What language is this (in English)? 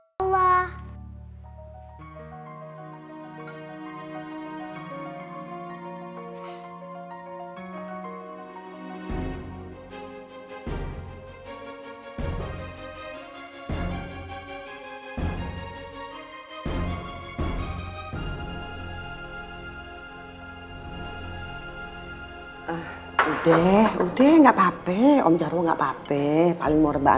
Indonesian